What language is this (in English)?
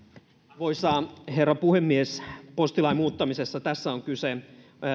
Finnish